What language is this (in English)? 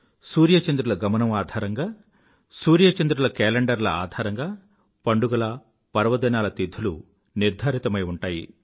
Telugu